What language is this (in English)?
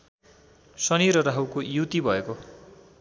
Nepali